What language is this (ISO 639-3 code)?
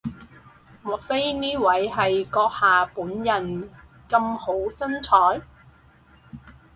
yue